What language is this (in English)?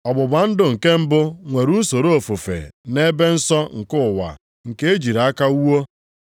Igbo